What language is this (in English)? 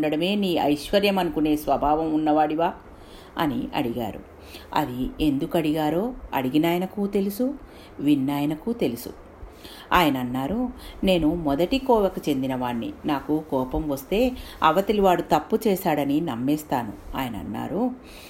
Telugu